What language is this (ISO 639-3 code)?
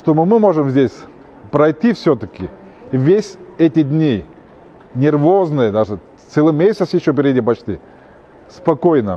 rus